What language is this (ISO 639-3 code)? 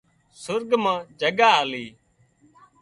kxp